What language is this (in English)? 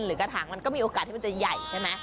Thai